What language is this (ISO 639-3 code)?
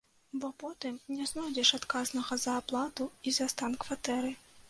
bel